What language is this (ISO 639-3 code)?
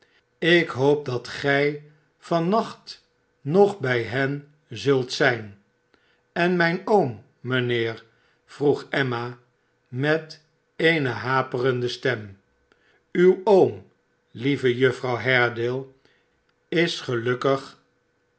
nld